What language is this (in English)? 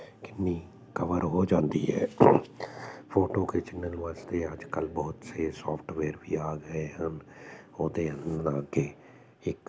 Punjabi